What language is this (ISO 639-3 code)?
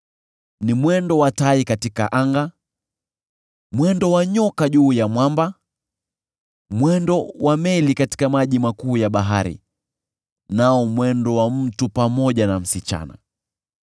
swa